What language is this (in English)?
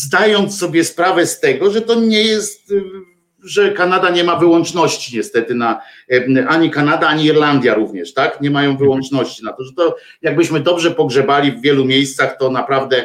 Polish